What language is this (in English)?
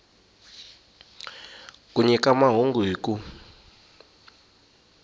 Tsonga